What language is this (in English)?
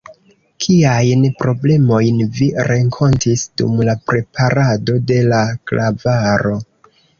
Esperanto